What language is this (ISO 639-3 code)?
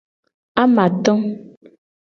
gej